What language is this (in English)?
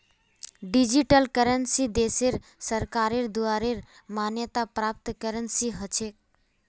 Magahi